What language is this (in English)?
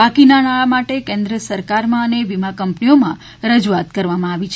Gujarati